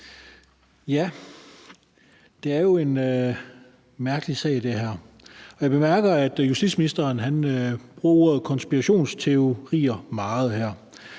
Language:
Danish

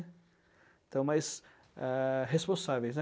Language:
Portuguese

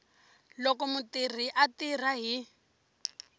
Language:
Tsonga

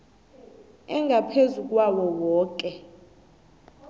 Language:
South Ndebele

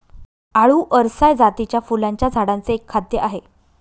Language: Marathi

